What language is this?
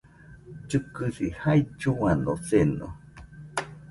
Nüpode Huitoto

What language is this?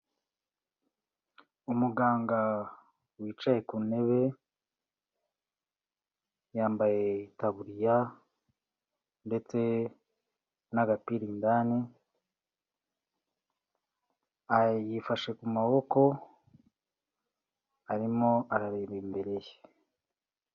Kinyarwanda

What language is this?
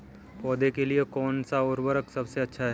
Hindi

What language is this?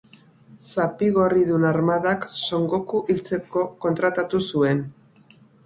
Basque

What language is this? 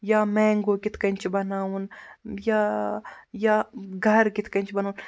Kashmiri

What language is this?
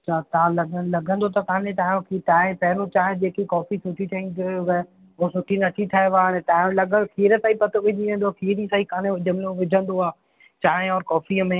Sindhi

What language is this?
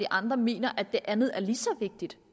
Danish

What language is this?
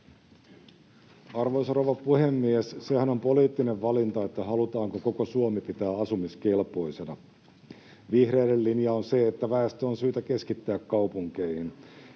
Finnish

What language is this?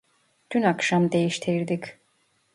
Turkish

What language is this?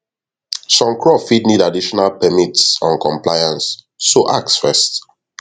Nigerian Pidgin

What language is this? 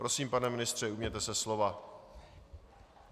Czech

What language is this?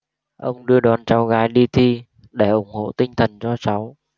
Vietnamese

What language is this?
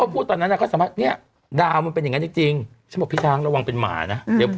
Thai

